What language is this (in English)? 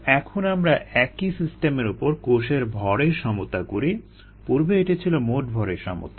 Bangla